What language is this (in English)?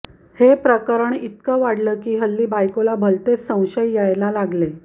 Marathi